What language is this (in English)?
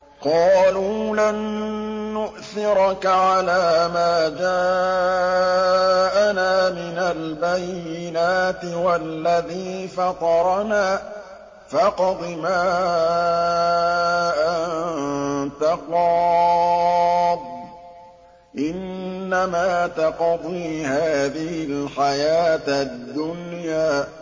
Arabic